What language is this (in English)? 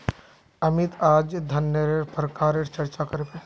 Magahi